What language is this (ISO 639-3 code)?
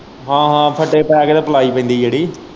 pan